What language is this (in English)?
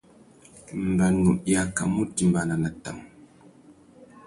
Tuki